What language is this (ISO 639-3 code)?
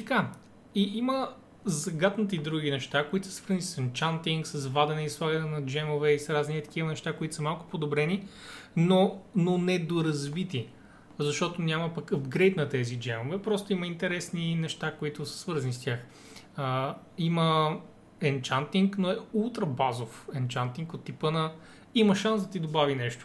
bul